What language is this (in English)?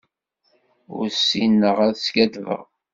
Kabyle